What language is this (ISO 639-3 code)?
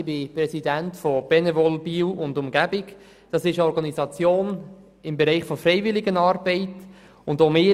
gsw